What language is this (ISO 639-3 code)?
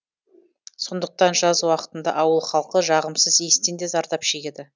kaz